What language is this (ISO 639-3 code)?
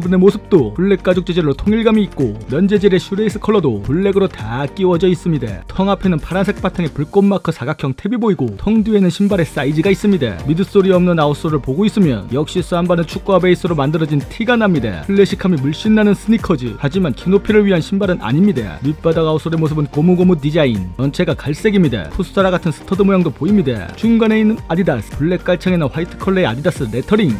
kor